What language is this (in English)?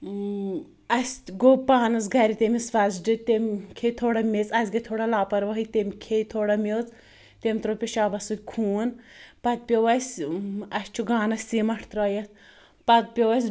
Kashmiri